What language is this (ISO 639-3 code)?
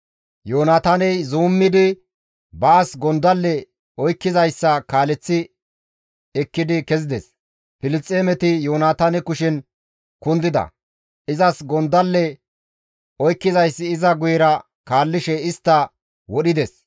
gmv